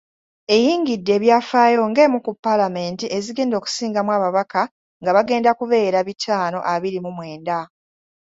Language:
Ganda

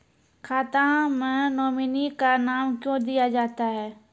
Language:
Maithili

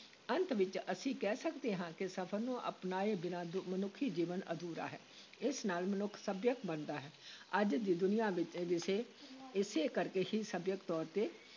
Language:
Punjabi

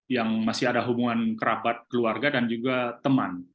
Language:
Indonesian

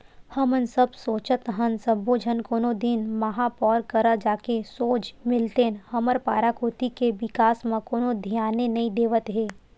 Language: Chhattisgarhi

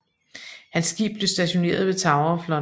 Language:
Danish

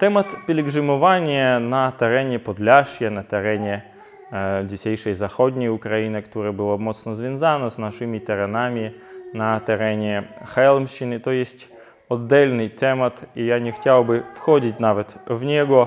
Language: Polish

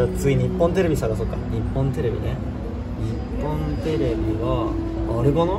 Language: Japanese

